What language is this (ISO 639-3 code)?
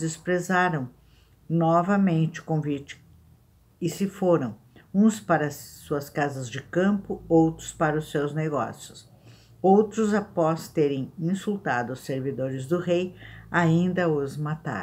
por